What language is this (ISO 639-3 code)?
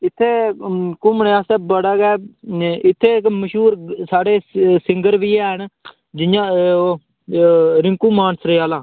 doi